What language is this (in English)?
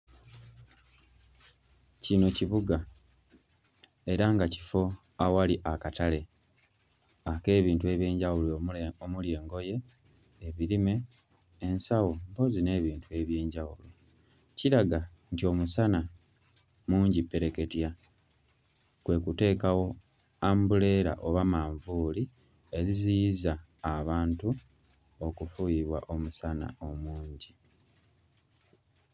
Ganda